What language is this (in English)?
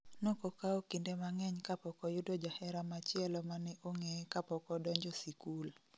Luo (Kenya and Tanzania)